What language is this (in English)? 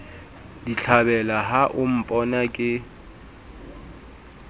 Southern Sotho